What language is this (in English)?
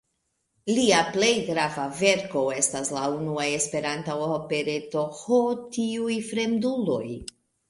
Esperanto